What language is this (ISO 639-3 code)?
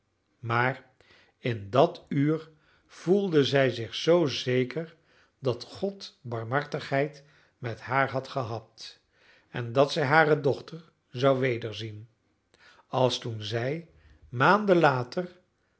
nld